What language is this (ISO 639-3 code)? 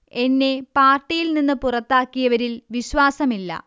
mal